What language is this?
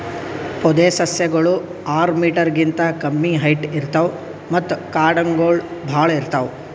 Kannada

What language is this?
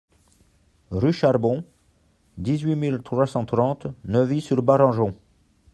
French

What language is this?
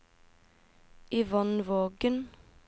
Norwegian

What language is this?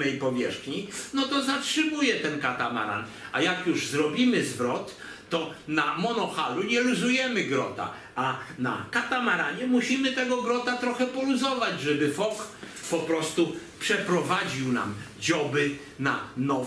Polish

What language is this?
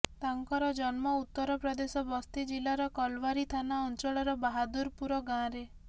Odia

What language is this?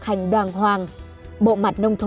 Vietnamese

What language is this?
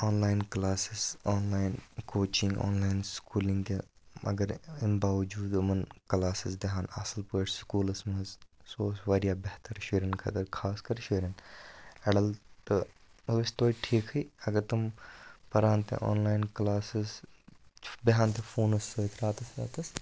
Kashmiri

